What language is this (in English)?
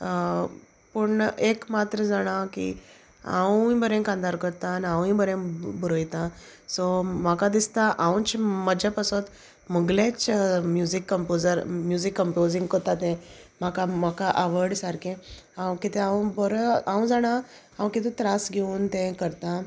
Konkani